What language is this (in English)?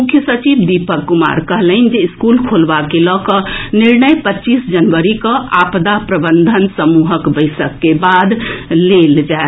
Maithili